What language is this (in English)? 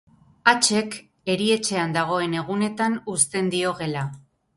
Basque